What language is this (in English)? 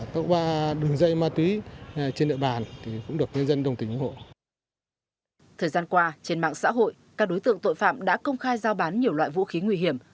Vietnamese